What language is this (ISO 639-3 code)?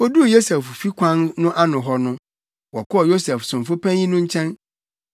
aka